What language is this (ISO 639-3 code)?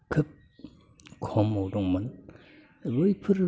brx